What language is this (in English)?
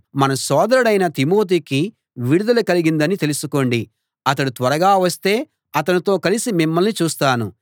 Telugu